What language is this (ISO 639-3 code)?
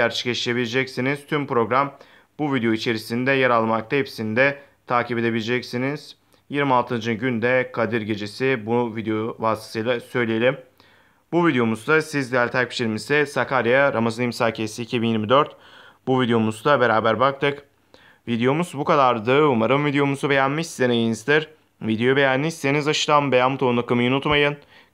tur